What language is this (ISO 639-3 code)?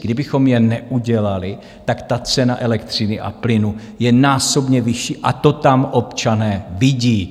ces